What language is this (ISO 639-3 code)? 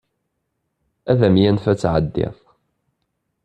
kab